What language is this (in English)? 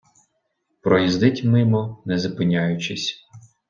Ukrainian